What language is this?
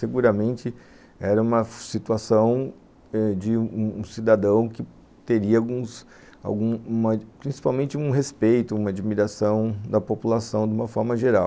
Portuguese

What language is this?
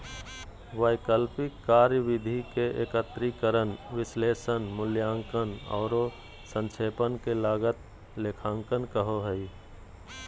Magahi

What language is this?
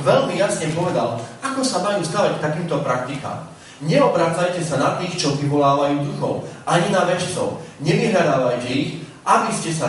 Slovak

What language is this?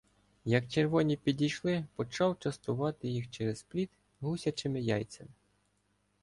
Ukrainian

